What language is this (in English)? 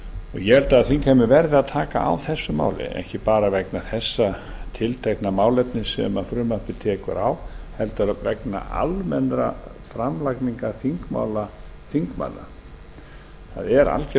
Icelandic